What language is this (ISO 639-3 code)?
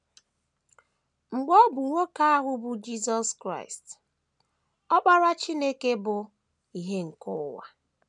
ibo